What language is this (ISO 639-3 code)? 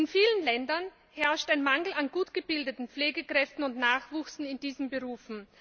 deu